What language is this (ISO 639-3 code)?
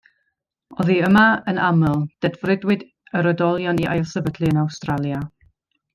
cym